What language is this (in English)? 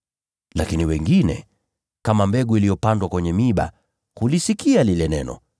Swahili